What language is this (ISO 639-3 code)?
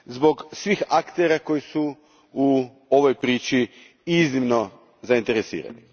hrv